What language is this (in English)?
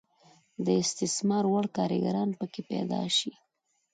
Pashto